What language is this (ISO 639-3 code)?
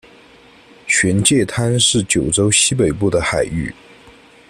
zho